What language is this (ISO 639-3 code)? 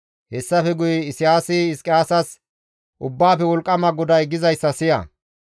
gmv